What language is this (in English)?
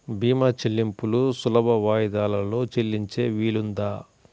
Telugu